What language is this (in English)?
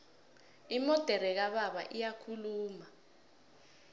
South Ndebele